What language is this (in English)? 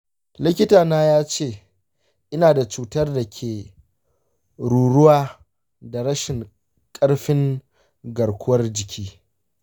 Hausa